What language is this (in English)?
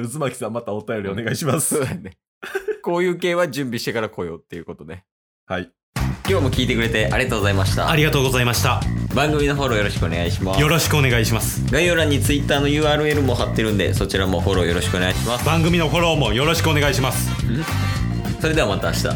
Japanese